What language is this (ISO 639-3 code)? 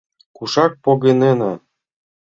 chm